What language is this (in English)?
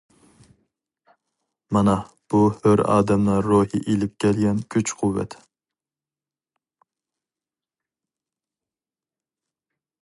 Uyghur